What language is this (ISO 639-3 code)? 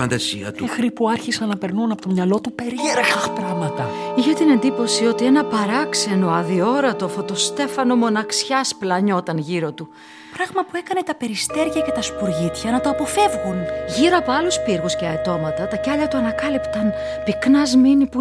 ell